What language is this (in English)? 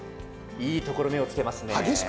Japanese